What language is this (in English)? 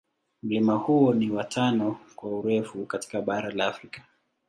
Swahili